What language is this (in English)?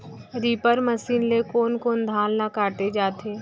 Chhattisgarhi